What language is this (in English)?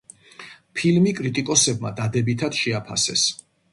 Georgian